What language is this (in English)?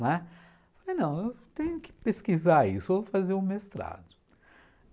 Portuguese